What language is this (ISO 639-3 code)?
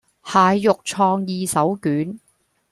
yue